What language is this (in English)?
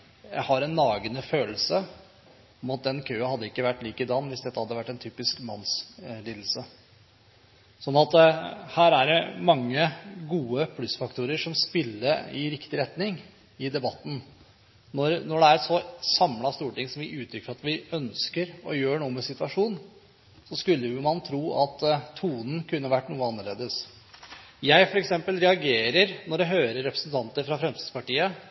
Norwegian Bokmål